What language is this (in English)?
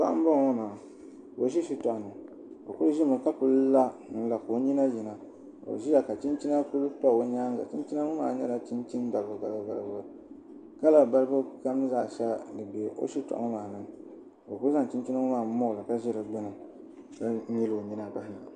Dagbani